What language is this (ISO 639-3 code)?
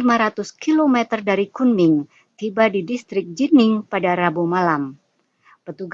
ind